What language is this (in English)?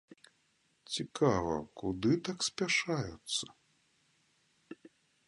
Belarusian